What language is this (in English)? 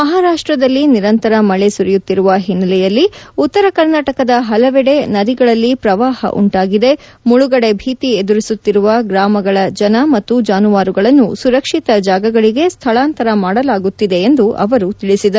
Kannada